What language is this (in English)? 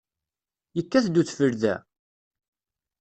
Kabyle